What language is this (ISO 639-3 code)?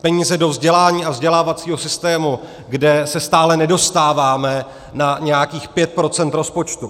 ces